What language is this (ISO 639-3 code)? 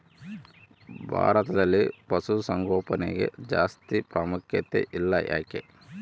kan